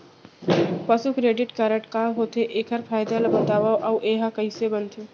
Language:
Chhattisgarhi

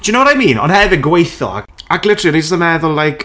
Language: Welsh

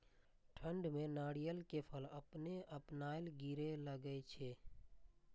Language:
Maithili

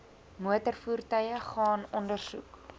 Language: Afrikaans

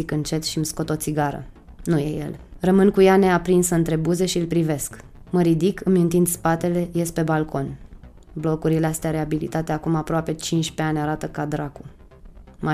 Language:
Romanian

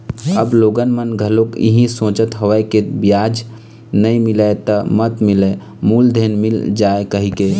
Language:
Chhattisgarhi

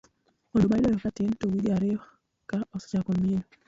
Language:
Luo (Kenya and Tanzania)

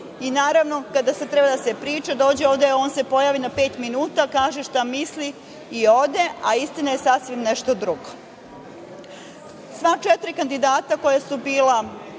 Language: Serbian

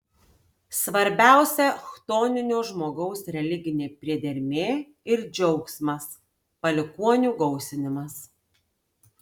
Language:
Lithuanian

